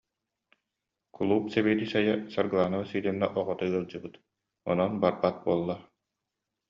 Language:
Yakut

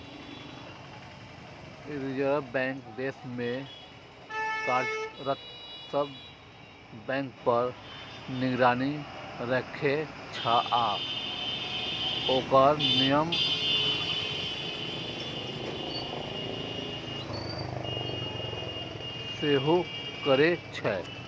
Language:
Maithili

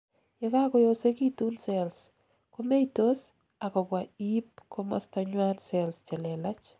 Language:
Kalenjin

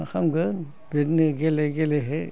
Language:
Bodo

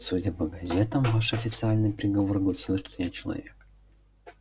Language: Russian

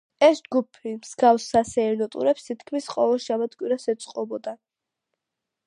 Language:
Georgian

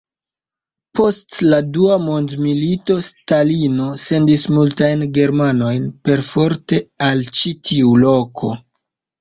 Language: Esperanto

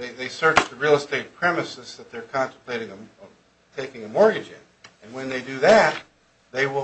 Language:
English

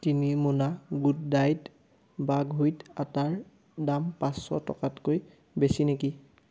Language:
Assamese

